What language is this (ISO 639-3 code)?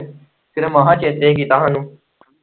pan